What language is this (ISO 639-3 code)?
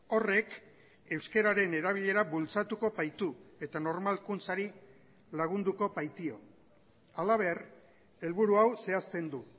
eus